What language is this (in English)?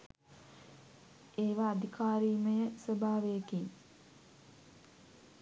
Sinhala